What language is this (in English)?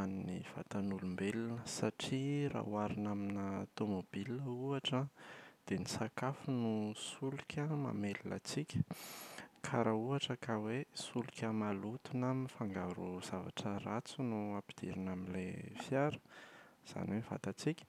Malagasy